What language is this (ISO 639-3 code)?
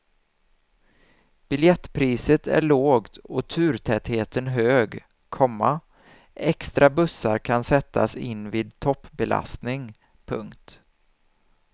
swe